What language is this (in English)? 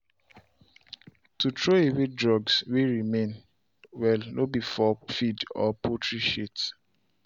Nigerian Pidgin